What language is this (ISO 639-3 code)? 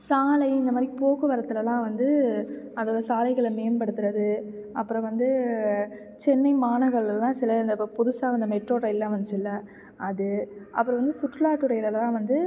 tam